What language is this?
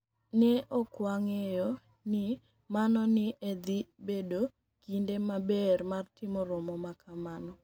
Luo (Kenya and Tanzania)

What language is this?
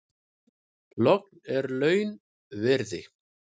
Icelandic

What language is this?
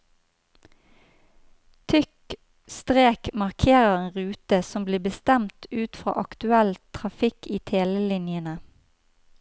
Norwegian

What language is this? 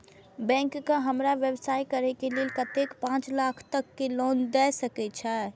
Maithili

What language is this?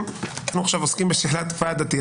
Hebrew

